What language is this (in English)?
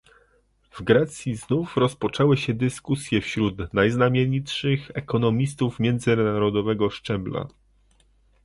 Polish